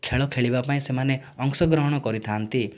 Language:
Odia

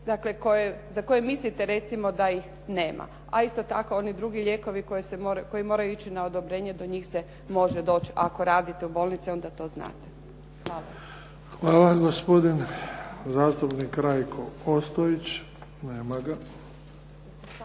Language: Croatian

